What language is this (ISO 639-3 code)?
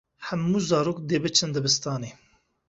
kur